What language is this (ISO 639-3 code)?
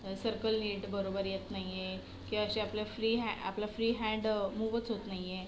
mar